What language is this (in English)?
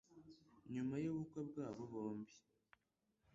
Kinyarwanda